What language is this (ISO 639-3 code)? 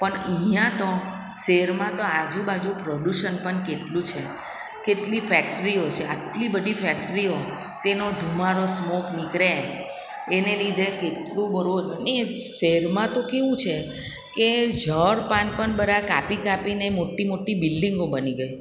guj